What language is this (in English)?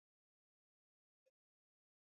Swahili